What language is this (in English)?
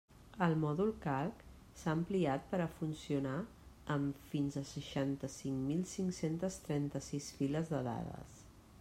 Catalan